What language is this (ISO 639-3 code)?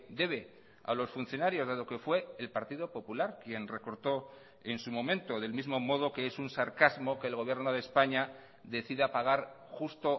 spa